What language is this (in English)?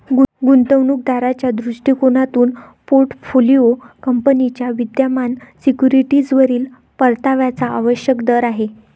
Marathi